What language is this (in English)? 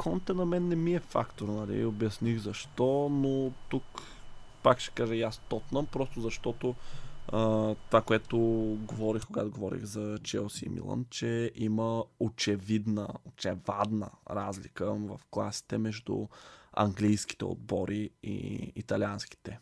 Bulgarian